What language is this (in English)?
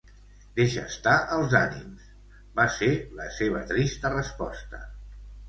Catalan